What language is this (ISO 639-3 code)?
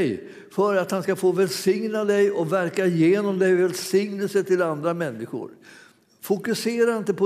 swe